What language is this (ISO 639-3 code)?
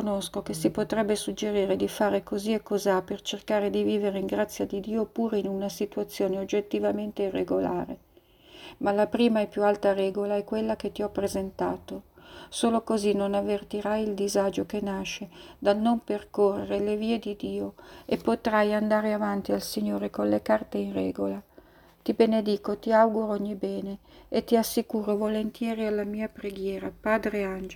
ita